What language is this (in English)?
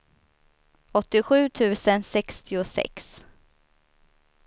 Swedish